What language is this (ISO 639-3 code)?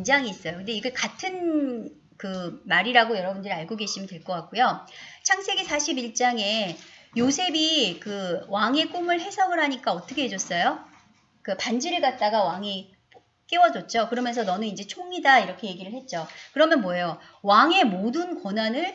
kor